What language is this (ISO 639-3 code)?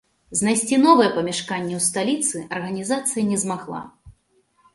bel